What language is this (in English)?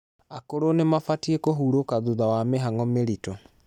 Kikuyu